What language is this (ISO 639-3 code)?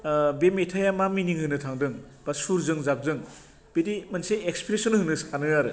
brx